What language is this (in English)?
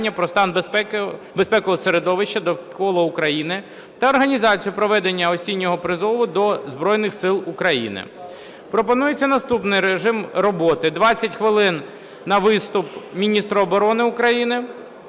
Ukrainian